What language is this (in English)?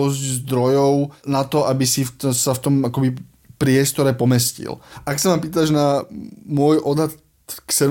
Slovak